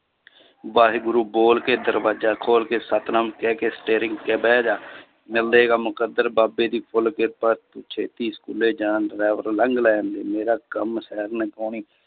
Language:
Punjabi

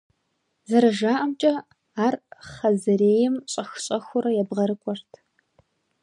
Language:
Kabardian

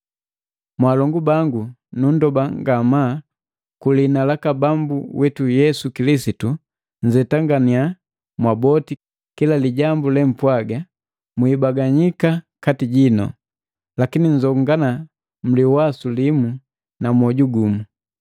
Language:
Matengo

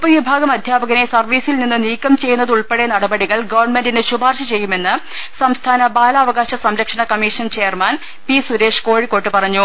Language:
Malayalam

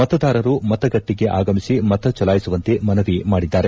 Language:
Kannada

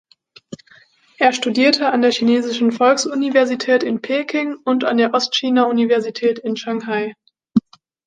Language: German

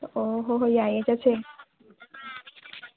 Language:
Manipuri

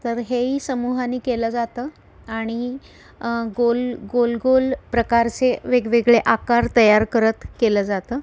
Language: Marathi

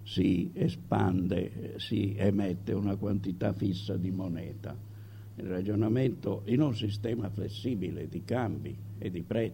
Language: Italian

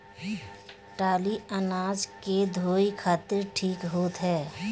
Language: Bhojpuri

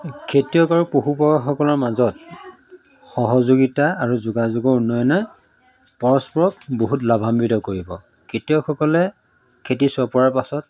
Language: Assamese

